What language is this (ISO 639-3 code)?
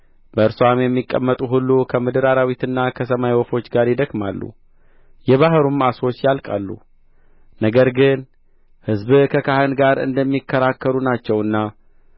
amh